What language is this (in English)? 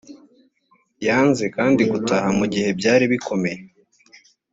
Kinyarwanda